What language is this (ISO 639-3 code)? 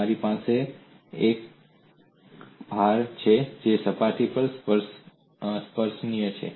guj